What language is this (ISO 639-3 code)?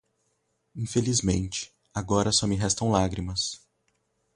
por